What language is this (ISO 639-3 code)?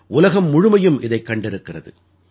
tam